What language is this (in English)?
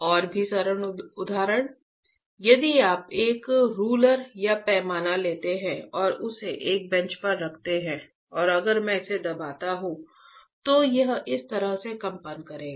Hindi